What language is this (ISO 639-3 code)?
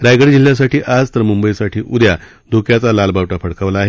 mar